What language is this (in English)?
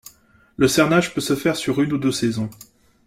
French